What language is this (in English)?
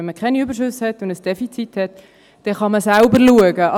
Swiss German